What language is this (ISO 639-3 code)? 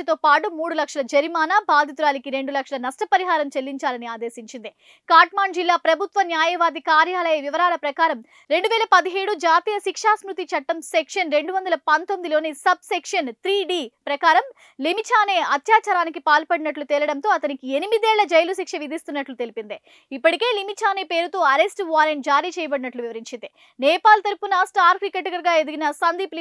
tel